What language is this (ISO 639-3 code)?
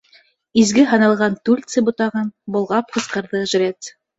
bak